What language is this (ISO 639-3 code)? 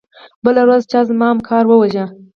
pus